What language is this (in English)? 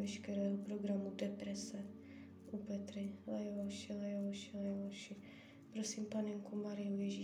Czech